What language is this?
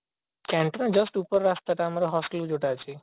Odia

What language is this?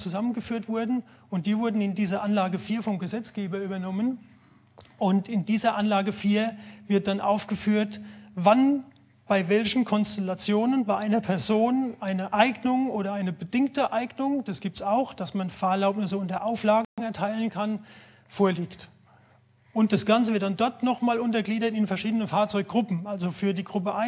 German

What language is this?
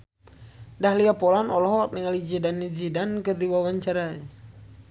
Sundanese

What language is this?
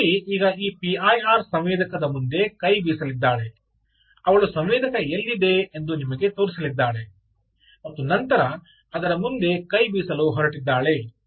Kannada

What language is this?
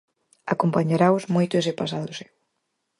Galician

